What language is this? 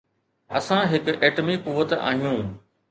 Sindhi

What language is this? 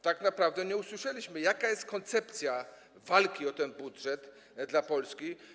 Polish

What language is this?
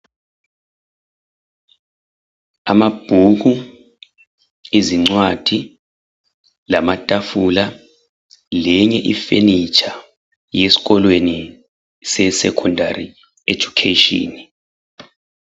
North Ndebele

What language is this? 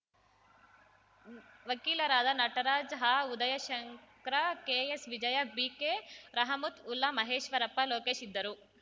Kannada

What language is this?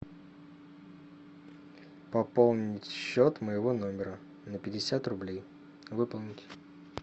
Russian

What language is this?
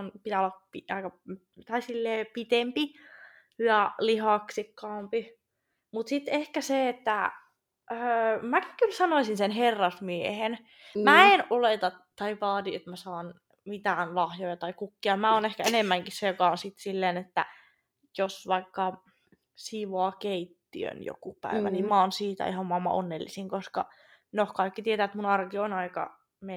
Finnish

